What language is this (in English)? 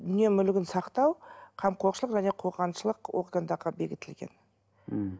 Kazakh